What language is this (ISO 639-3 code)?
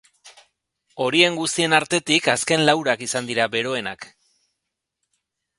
eus